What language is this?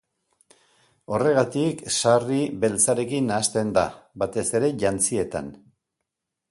Basque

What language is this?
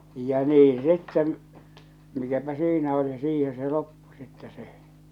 Finnish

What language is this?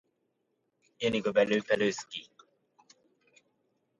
Russian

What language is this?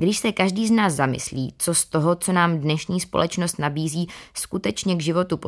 Czech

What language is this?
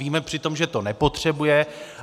Czech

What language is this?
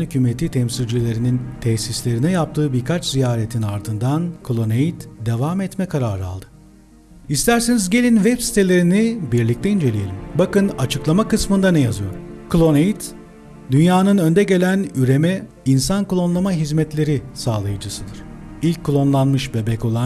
Turkish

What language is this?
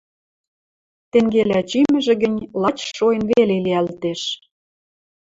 Western Mari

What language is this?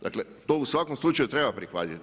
Croatian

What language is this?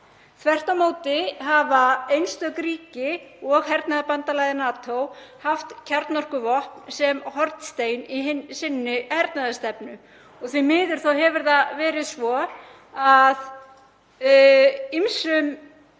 Icelandic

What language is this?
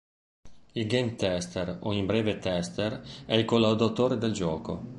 Italian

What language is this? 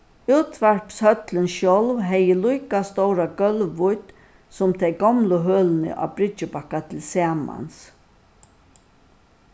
Faroese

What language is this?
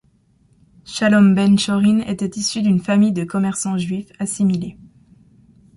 French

